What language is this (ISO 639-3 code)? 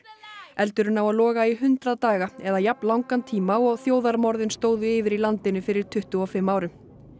isl